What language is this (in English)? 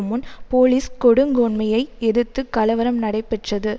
Tamil